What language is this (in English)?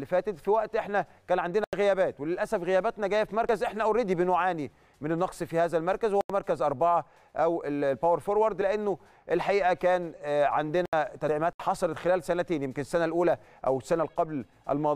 Arabic